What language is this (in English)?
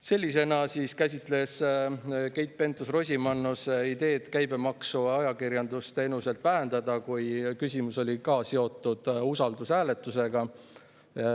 Estonian